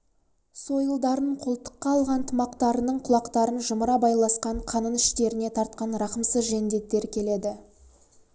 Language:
Kazakh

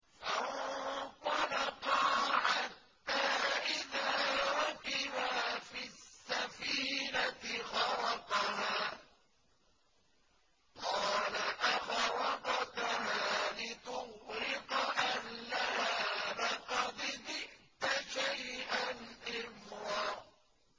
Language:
Arabic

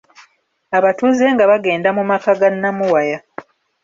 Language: Ganda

